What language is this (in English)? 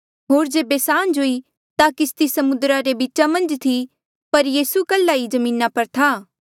Mandeali